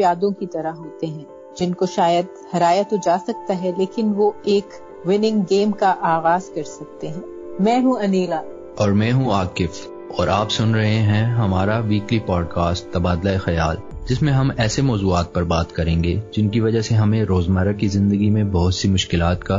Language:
Urdu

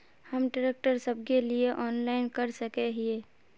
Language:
Magahi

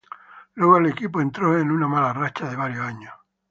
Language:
Spanish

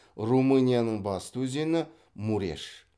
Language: Kazakh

